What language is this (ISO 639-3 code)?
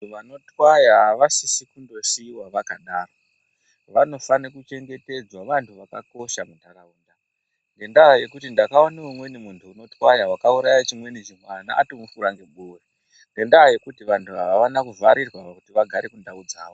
ndc